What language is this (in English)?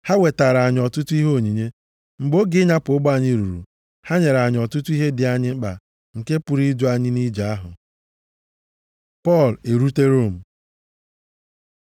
Igbo